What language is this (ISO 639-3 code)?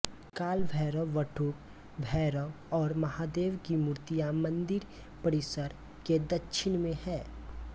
hin